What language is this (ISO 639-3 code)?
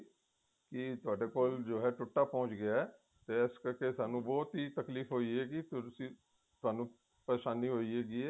pan